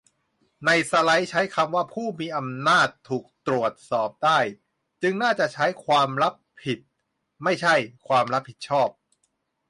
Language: Thai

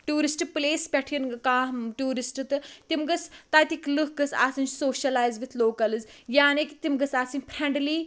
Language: Kashmiri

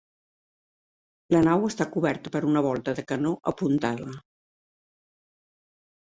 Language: Catalan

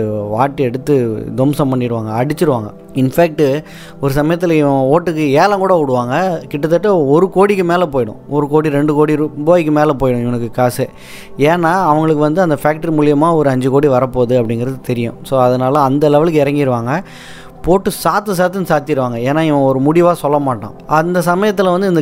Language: Tamil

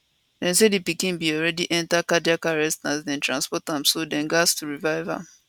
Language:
Nigerian Pidgin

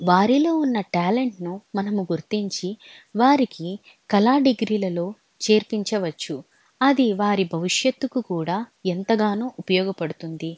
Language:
Telugu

